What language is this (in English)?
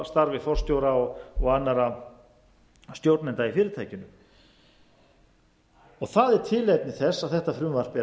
Icelandic